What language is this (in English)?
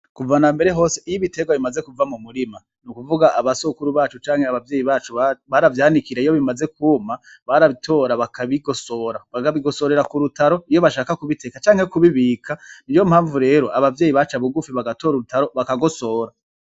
Rundi